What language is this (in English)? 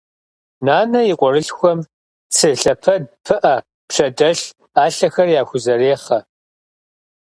Kabardian